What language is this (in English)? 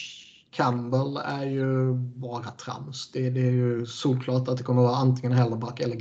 Swedish